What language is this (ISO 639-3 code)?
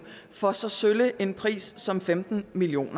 dan